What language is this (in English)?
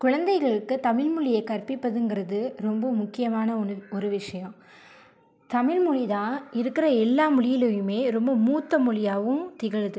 Tamil